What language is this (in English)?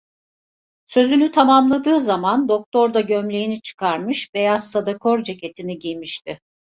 Turkish